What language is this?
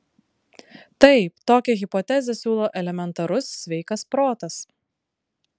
Lithuanian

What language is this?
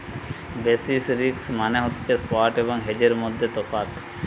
Bangla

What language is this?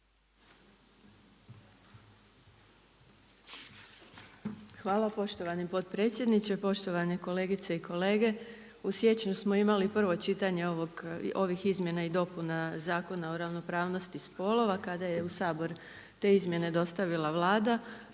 Croatian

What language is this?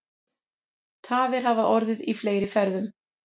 Icelandic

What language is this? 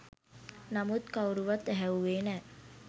Sinhala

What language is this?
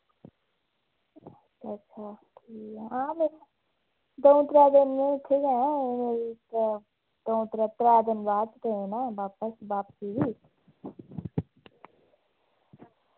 Dogri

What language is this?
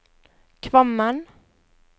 Norwegian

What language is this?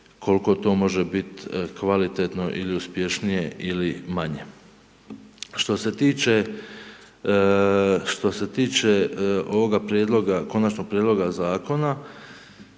Croatian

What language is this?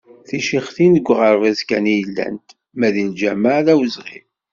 Kabyle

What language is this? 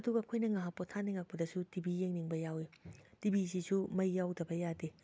Manipuri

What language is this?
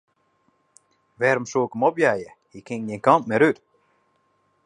Western Frisian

